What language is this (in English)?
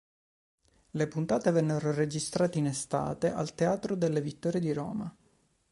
Italian